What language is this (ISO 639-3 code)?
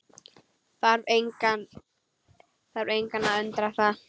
isl